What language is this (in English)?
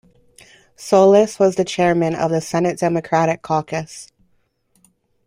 English